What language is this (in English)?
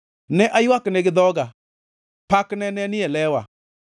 Luo (Kenya and Tanzania)